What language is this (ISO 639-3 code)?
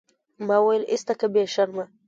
pus